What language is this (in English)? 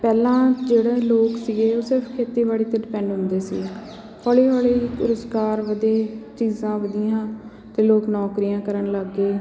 Punjabi